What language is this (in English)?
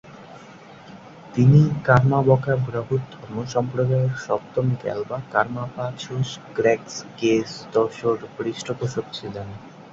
Bangla